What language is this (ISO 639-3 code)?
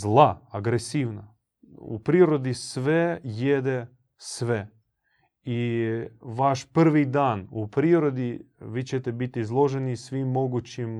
hrv